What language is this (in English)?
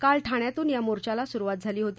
Marathi